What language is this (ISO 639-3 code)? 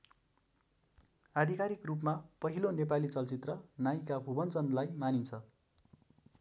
nep